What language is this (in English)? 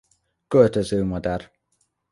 Hungarian